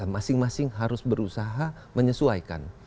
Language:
Indonesian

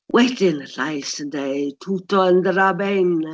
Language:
Welsh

